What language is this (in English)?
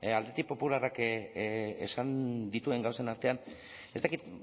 Basque